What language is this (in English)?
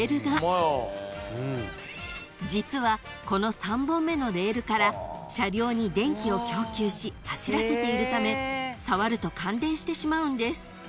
Japanese